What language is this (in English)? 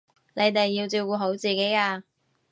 Cantonese